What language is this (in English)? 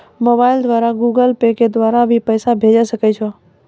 Maithili